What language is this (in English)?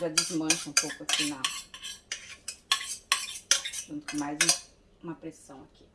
Portuguese